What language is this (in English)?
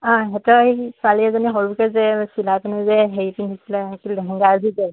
Assamese